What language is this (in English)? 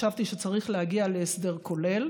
Hebrew